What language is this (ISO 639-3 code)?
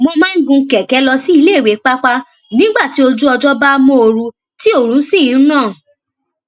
yor